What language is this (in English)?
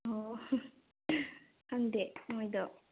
Manipuri